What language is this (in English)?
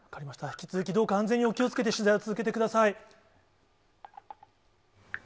Japanese